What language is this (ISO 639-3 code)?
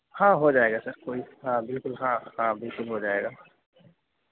urd